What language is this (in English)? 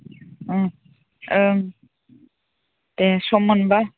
Bodo